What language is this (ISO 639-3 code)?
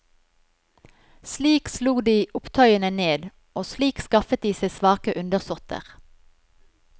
nor